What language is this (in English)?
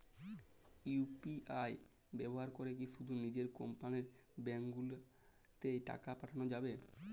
Bangla